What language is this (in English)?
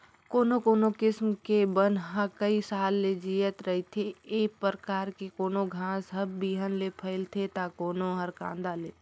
Chhattisgarhi